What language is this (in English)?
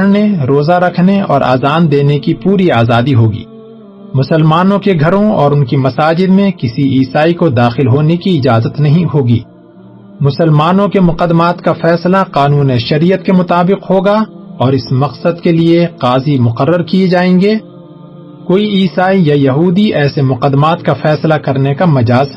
Urdu